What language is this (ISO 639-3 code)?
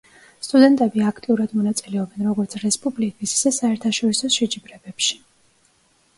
kat